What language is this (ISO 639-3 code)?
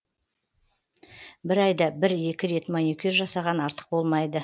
kaz